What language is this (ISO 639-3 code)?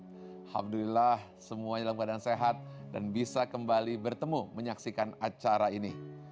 ind